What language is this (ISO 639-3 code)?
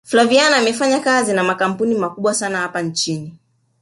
swa